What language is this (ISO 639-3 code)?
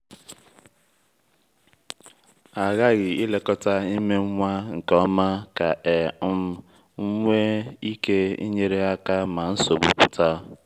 ibo